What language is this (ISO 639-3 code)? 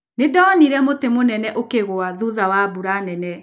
kik